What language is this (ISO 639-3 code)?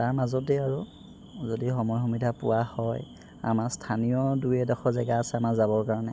asm